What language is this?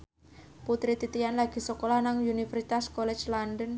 Javanese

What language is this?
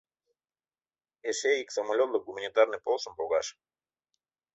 Mari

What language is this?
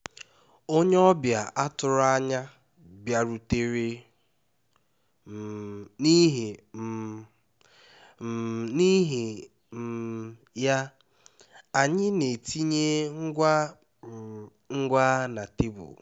Igbo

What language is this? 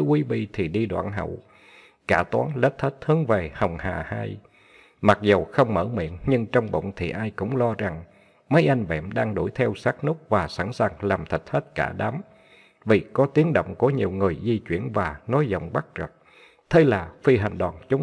Vietnamese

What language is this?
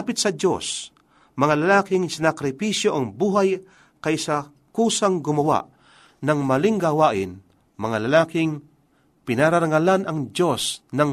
Filipino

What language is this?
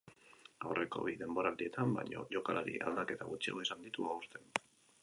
Basque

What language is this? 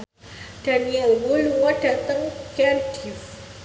Javanese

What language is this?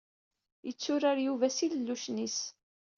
Kabyle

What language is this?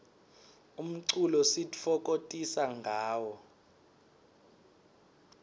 Swati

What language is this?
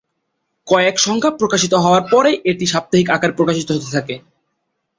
Bangla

